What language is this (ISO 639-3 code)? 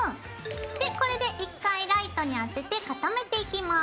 jpn